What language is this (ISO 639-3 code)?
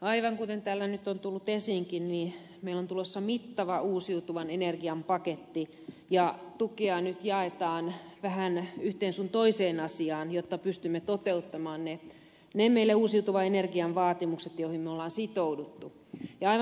fin